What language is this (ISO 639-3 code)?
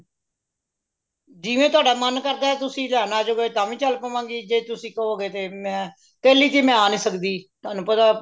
pan